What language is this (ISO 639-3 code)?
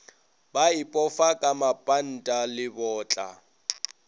nso